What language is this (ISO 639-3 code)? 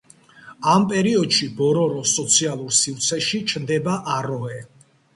kat